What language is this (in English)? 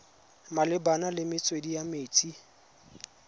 Tswana